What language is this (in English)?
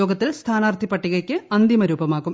Malayalam